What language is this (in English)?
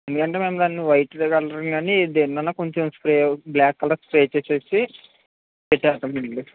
Telugu